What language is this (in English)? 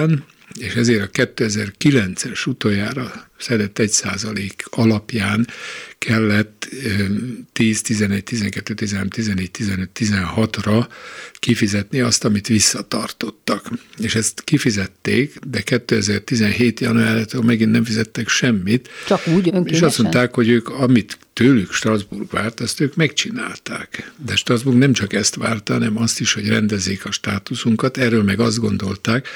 Hungarian